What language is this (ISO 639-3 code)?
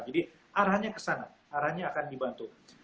ind